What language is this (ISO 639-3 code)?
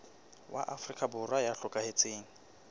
sot